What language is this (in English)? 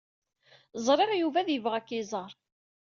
Kabyle